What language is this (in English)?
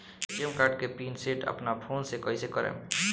Bhojpuri